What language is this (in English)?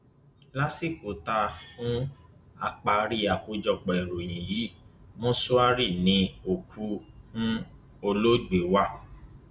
Yoruba